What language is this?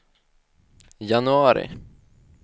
Swedish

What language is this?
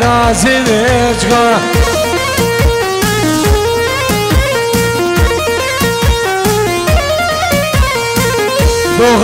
Arabic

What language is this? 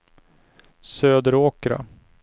Swedish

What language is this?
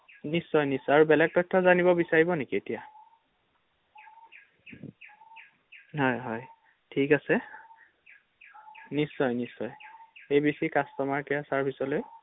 Assamese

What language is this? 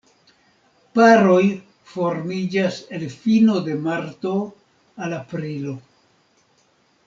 Esperanto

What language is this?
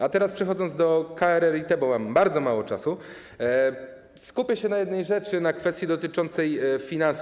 Polish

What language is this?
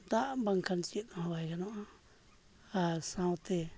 Santali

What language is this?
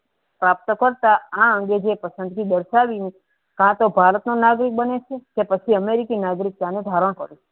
Gujarati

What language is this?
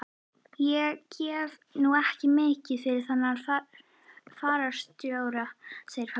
Icelandic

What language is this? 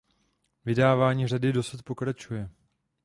Czech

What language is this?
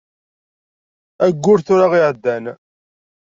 Kabyle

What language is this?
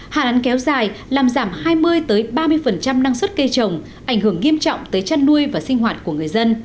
Vietnamese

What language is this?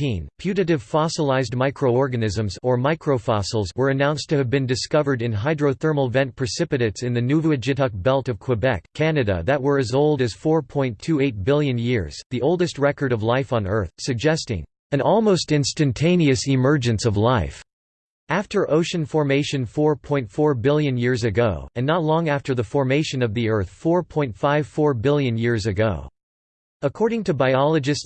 English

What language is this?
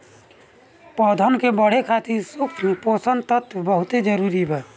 Bhojpuri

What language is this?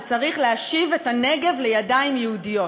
Hebrew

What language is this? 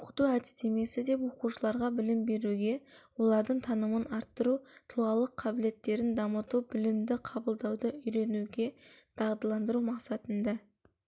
Kazakh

